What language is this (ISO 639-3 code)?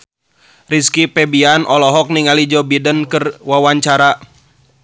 sun